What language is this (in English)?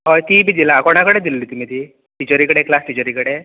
Konkani